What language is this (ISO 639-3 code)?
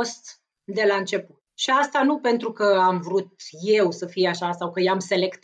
ron